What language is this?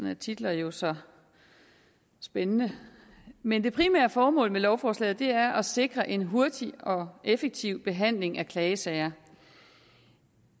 Danish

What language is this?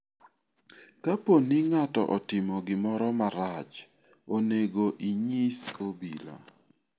Luo (Kenya and Tanzania)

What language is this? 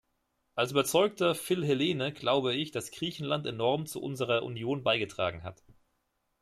German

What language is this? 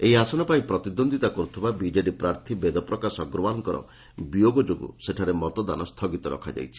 Odia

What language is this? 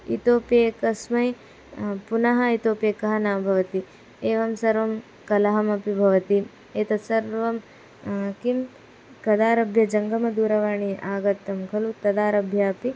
Sanskrit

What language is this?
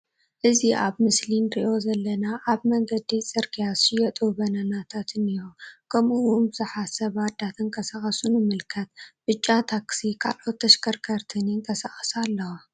Tigrinya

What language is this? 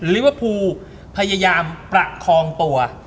Thai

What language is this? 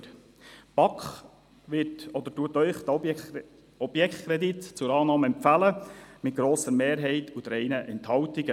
Swiss German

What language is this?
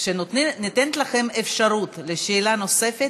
Hebrew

